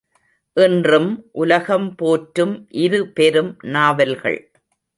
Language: Tamil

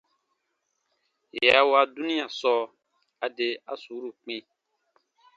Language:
Baatonum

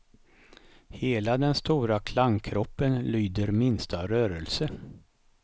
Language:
Swedish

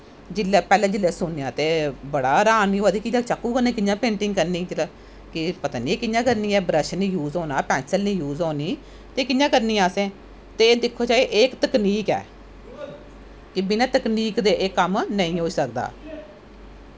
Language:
Dogri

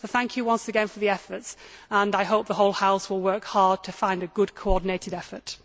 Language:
English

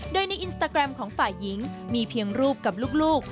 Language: Thai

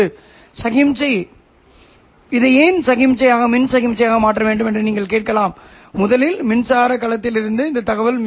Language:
Tamil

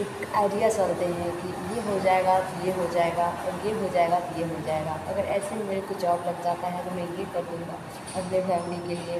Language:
Hindi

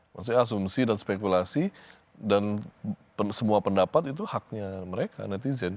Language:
Indonesian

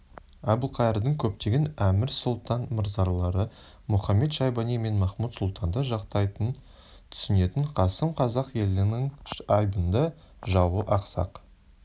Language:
Kazakh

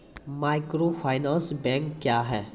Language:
Maithili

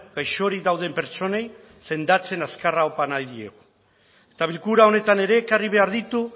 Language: Basque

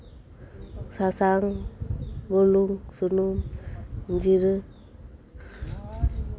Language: Santali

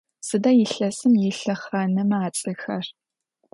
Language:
Adyghe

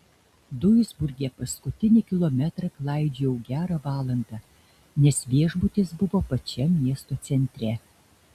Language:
Lithuanian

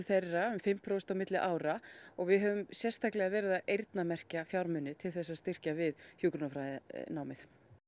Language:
Icelandic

